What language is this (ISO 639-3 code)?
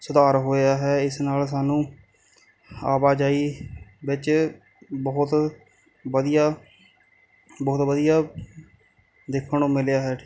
pan